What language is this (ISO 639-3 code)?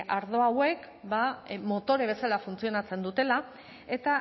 eus